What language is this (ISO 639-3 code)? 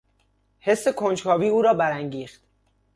fas